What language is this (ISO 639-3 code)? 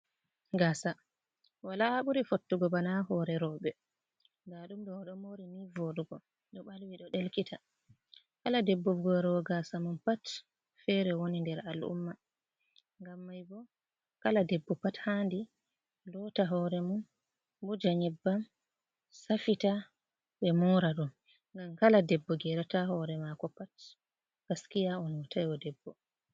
ful